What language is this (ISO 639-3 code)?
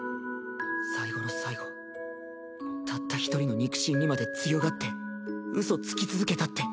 jpn